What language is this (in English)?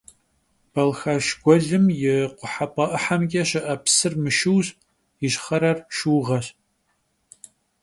Kabardian